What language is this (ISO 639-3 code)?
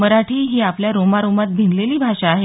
mar